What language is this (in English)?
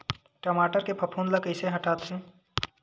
Chhattisgarhi